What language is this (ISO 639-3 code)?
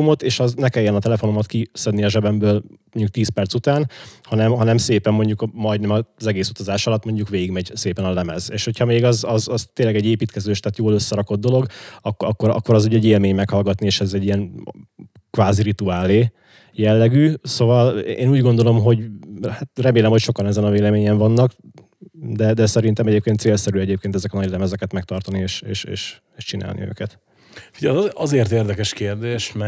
hun